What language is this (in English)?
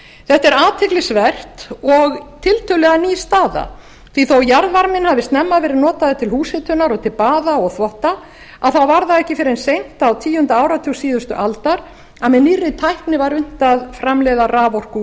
Icelandic